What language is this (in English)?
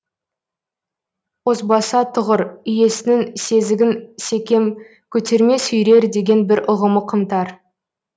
Kazakh